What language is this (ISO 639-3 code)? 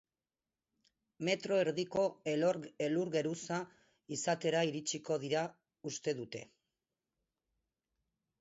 eus